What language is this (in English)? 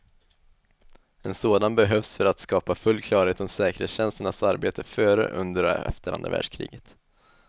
Swedish